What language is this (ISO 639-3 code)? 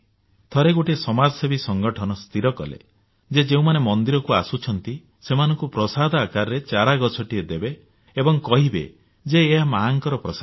ori